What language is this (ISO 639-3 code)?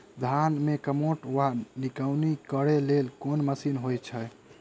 mai